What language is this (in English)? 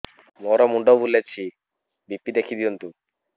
Odia